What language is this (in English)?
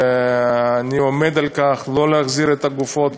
Hebrew